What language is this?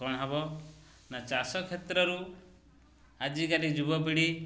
Odia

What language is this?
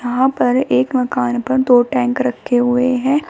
Hindi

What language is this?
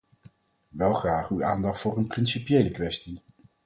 Dutch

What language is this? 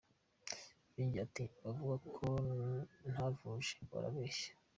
Kinyarwanda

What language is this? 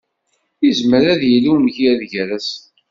Kabyle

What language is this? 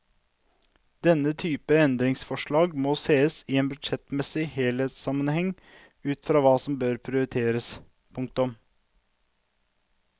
Norwegian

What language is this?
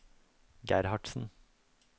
Norwegian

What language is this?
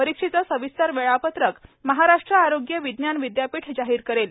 Marathi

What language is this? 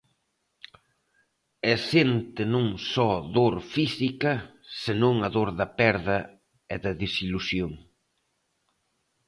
Galician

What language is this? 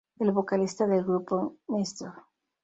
Spanish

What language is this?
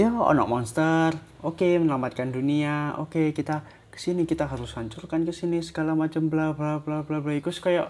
Indonesian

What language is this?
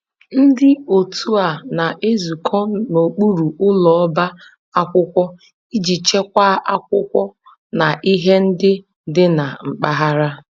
Igbo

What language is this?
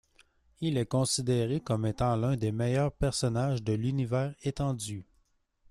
French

